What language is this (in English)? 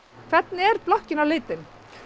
Icelandic